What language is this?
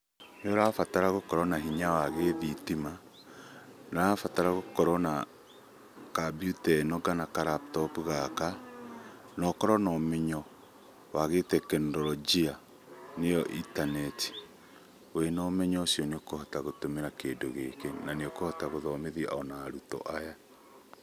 Kikuyu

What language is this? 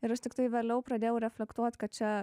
Lithuanian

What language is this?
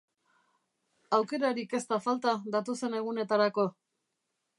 Basque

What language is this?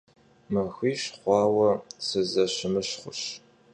Kabardian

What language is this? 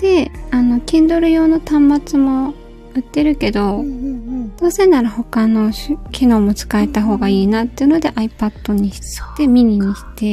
Japanese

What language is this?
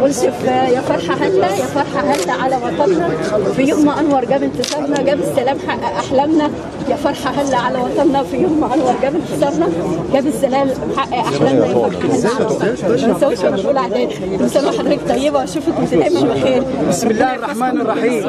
Arabic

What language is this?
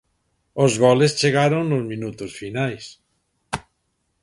Galician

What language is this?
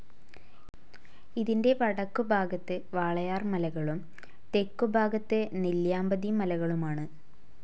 Malayalam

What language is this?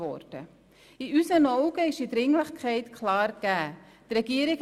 Swiss German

